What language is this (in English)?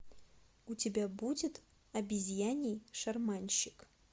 Russian